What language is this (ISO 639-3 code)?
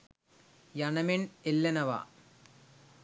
sin